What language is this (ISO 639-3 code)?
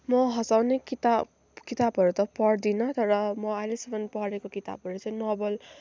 nep